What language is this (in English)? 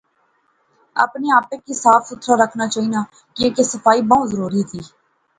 Pahari-Potwari